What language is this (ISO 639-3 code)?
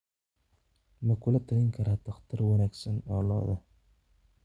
som